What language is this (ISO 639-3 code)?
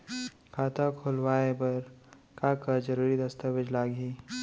hne